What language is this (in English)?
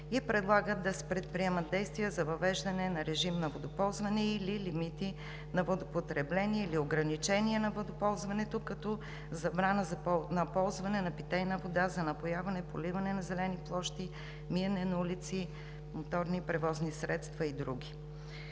Bulgarian